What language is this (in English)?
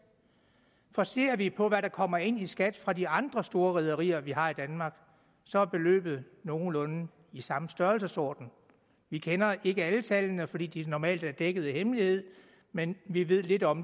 Danish